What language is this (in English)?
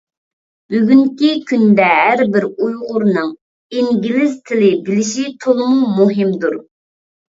Uyghur